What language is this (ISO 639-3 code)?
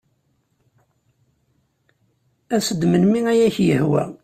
kab